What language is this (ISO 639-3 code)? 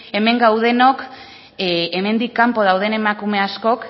eus